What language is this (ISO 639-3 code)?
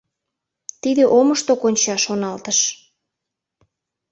chm